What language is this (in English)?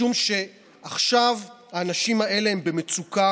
Hebrew